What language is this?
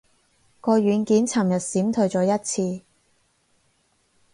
Cantonese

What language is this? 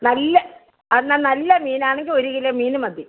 Malayalam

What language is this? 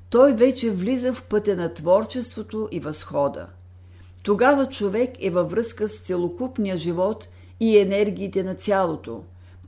Bulgarian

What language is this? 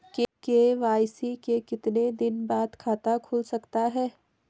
Hindi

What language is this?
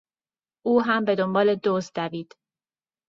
Persian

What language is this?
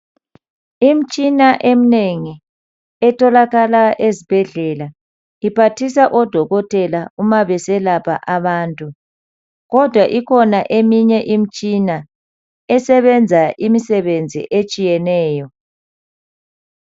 North Ndebele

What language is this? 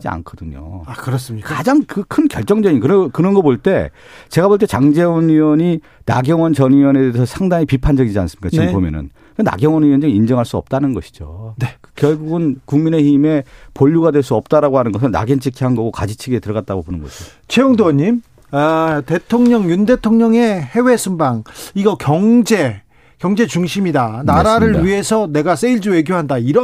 Korean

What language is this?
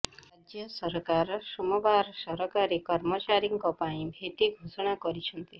Odia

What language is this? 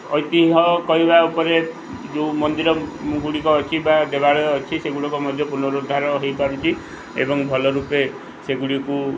Odia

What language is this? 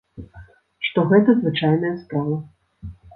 Belarusian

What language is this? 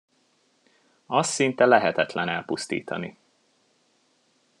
Hungarian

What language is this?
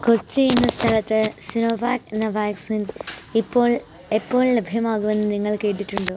Malayalam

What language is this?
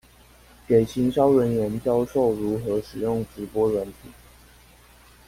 Chinese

